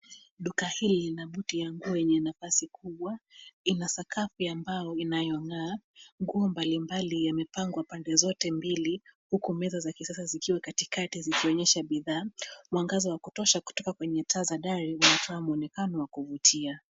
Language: Swahili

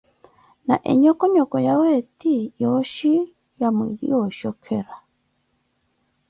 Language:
Koti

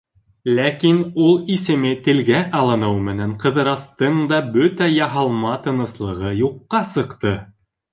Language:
Bashkir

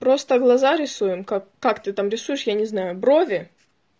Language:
Russian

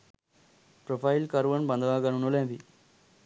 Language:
Sinhala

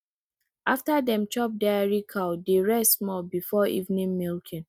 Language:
Nigerian Pidgin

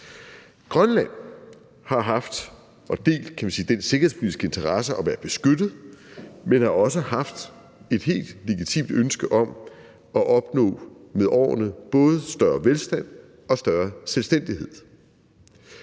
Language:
Danish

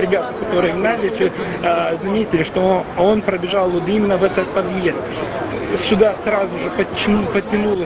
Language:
Russian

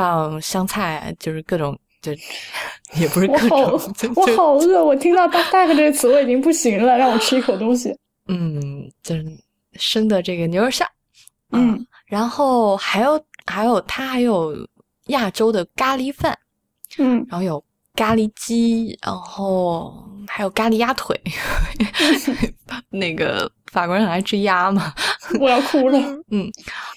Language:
Chinese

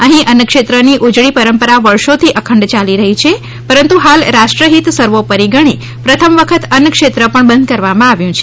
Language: Gujarati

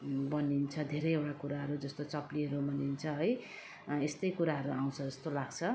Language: Nepali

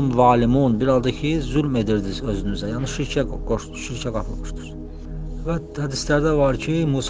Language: Turkish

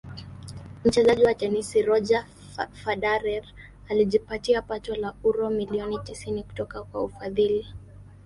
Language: Swahili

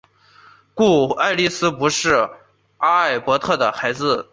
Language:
Chinese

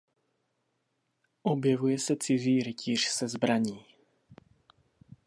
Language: Czech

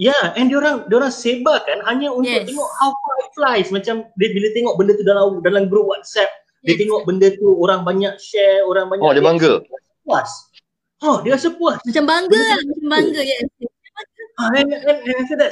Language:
Malay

